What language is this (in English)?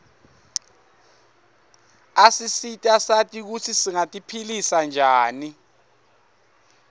Swati